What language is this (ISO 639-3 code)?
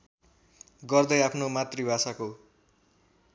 nep